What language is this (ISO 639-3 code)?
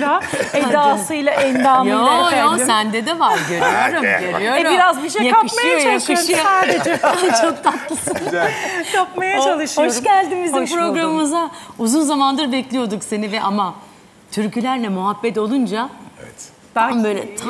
tur